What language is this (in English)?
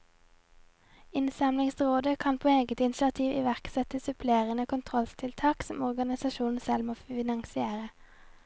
Norwegian